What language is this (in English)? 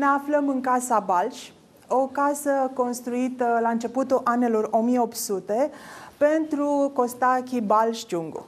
Romanian